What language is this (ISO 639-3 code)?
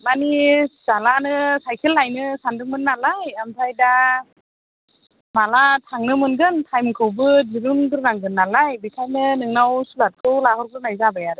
brx